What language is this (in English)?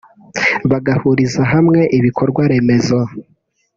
Kinyarwanda